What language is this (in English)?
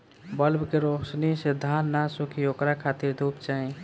Bhojpuri